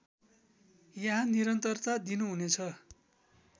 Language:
Nepali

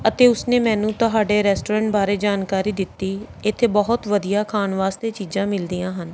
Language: Punjabi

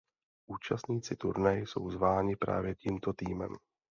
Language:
Czech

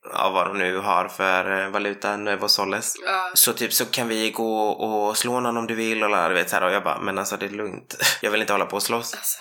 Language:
Swedish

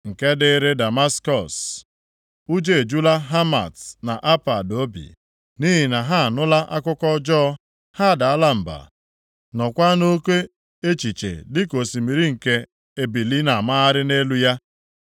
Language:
Igbo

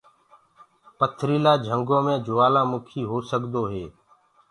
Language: Gurgula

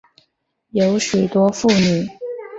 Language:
Chinese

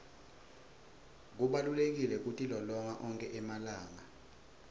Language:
Swati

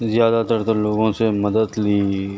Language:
Urdu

